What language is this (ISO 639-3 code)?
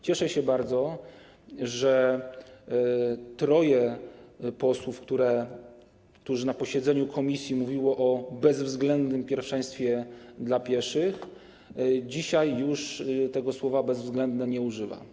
pol